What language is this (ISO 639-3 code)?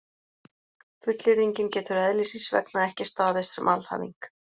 isl